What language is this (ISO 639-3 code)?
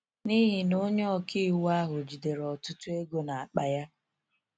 ibo